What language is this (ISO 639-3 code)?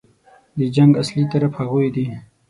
pus